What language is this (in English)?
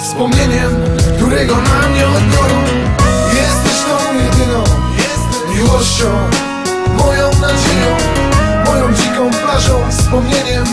Polish